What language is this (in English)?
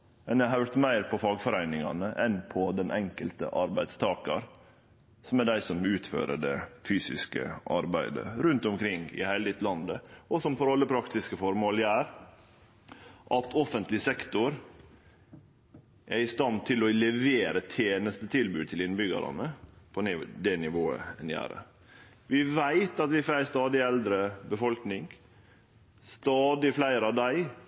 Norwegian Nynorsk